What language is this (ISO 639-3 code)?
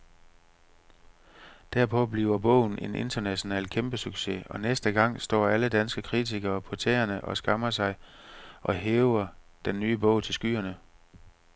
dan